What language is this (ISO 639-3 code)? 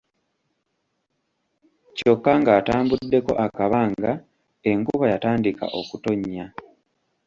lug